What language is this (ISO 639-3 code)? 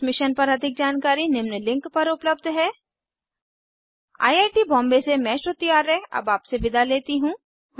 hin